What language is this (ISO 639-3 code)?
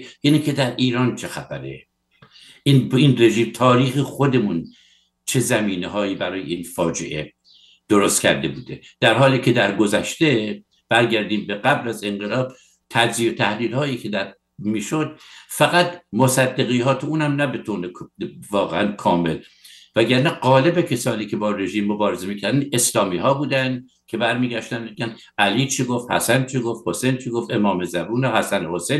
fas